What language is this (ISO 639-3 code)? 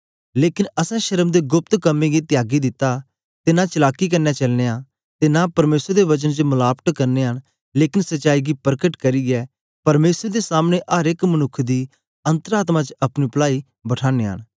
doi